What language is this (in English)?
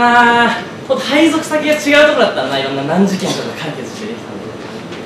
Japanese